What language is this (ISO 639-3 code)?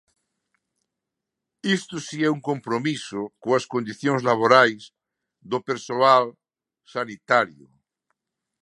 glg